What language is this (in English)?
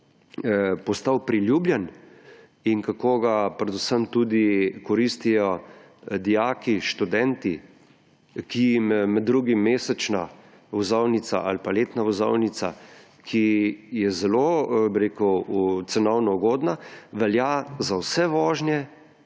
Slovenian